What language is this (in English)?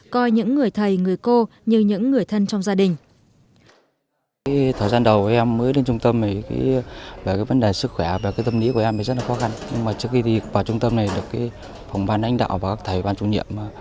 Vietnamese